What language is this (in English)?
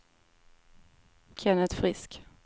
Swedish